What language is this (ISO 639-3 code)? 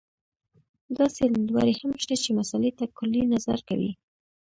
pus